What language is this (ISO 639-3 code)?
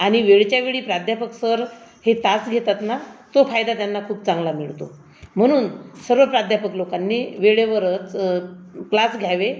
mar